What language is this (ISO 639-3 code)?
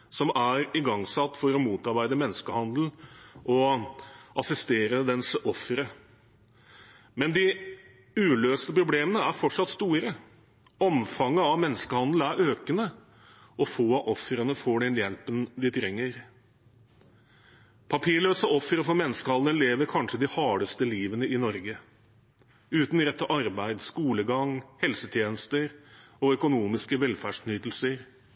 nob